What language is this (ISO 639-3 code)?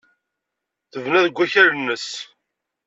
kab